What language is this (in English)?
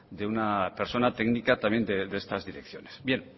Spanish